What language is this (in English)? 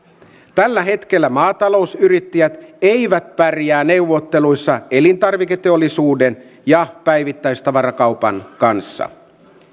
Finnish